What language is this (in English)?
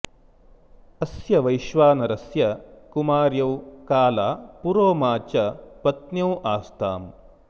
Sanskrit